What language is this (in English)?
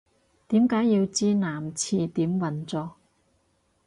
Cantonese